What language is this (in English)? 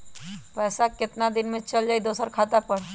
Magahi